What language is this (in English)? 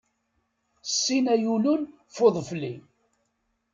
Kabyle